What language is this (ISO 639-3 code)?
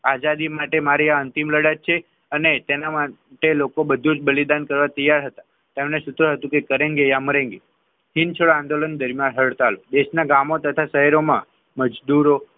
guj